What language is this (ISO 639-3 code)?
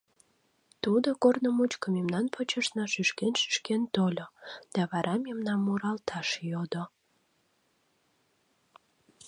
chm